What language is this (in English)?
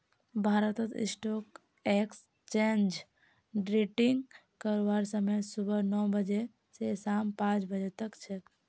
Magahi